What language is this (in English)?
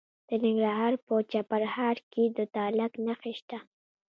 Pashto